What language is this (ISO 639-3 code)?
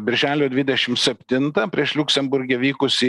lit